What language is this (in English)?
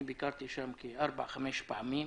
Hebrew